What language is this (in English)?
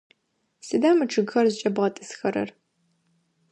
Adyghe